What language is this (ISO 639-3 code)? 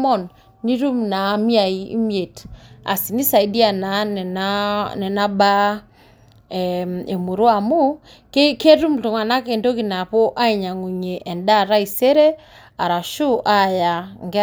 mas